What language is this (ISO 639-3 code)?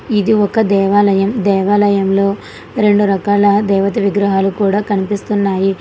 tel